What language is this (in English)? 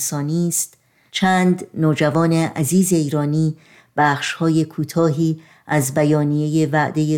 Persian